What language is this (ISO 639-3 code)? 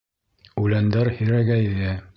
bak